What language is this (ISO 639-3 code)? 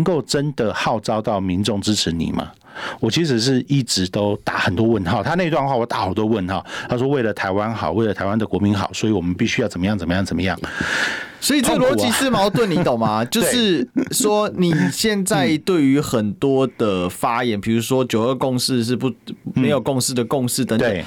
zho